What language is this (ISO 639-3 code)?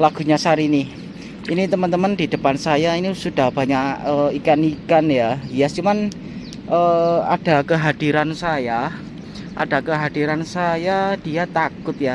ind